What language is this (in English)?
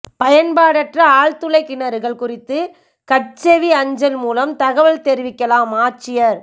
Tamil